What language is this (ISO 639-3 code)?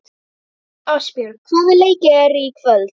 isl